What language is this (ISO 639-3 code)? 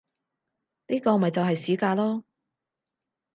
yue